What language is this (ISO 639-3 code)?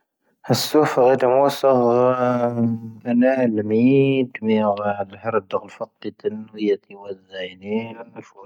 thv